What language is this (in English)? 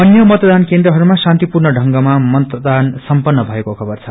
Nepali